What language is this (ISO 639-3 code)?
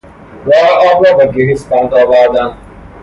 fas